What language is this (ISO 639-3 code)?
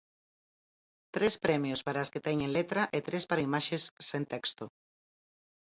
glg